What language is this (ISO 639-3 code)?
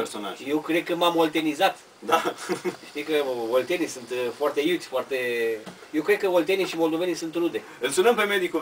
ron